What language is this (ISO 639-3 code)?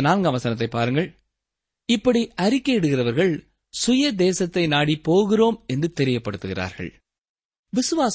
tam